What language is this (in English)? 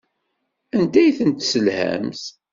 Kabyle